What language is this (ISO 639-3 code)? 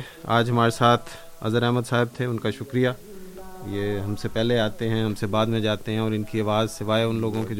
urd